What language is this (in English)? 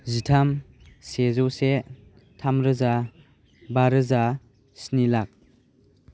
Bodo